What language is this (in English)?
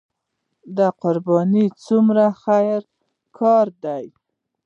Pashto